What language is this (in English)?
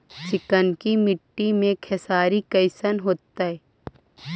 Magahi